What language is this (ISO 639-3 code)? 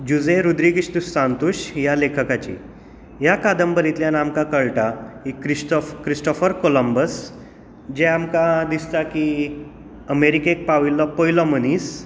kok